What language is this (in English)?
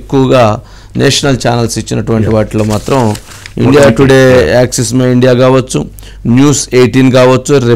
Telugu